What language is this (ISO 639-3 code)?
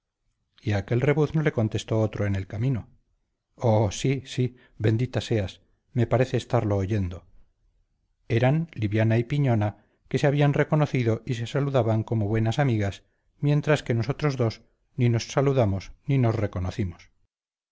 spa